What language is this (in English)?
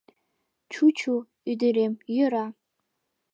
Mari